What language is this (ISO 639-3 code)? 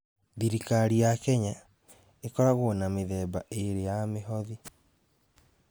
kik